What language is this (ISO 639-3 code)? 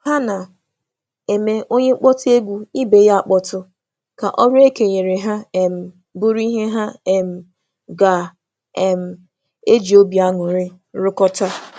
ibo